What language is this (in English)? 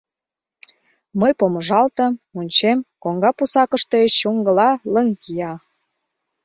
Mari